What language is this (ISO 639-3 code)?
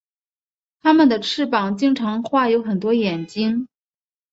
zho